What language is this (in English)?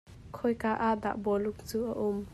Hakha Chin